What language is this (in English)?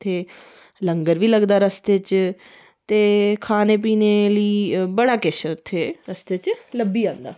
Dogri